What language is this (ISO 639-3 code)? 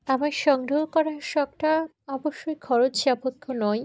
ben